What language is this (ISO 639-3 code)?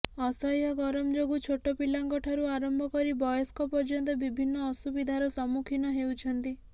ori